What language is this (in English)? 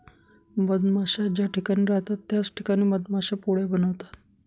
Marathi